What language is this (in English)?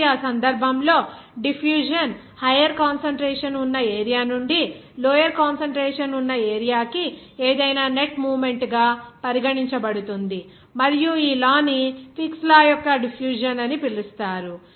Telugu